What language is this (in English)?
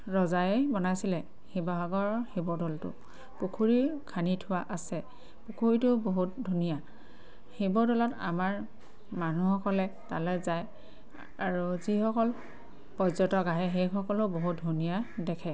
Assamese